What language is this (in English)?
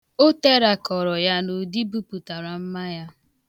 Igbo